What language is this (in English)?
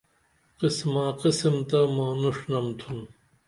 Dameli